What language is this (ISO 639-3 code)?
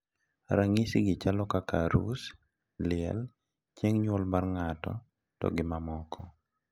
luo